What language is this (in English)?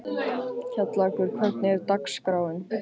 Icelandic